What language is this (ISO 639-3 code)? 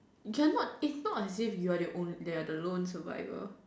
eng